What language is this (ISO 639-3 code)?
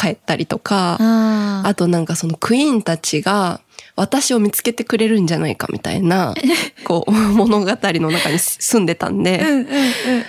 jpn